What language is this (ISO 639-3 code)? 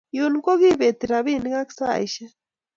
kln